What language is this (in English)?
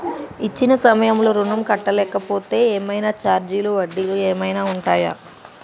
Telugu